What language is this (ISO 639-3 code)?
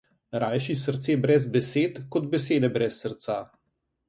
slv